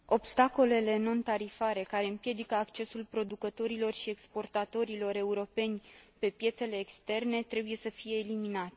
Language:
Romanian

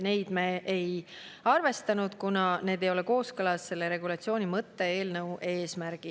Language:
Estonian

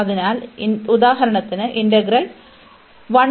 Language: Malayalam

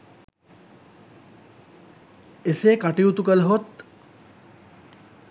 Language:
Sinhala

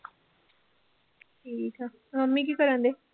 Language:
Punjabi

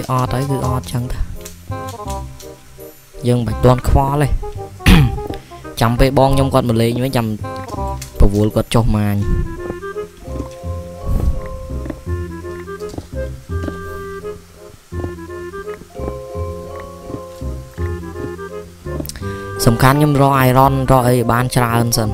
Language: Vietnamese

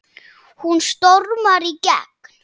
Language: Icelandic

